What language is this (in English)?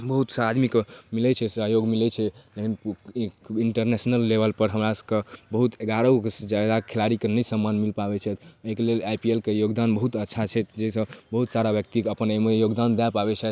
Maithili